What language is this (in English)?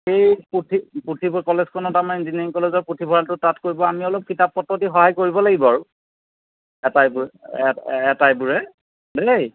Assamese